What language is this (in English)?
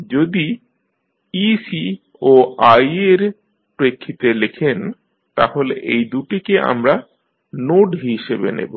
Bangla